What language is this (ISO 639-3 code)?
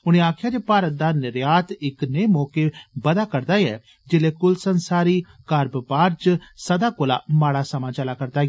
doi